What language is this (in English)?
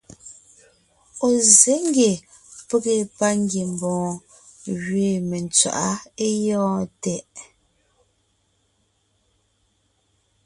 Ngiemboon